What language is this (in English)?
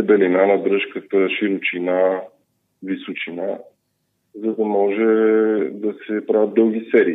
Bulgarian